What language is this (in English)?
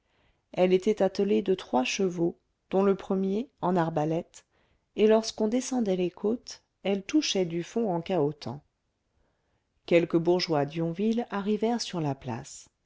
French